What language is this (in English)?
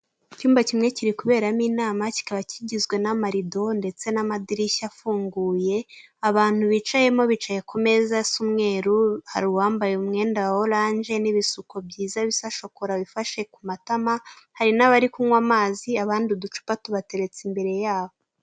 Kinyarwanda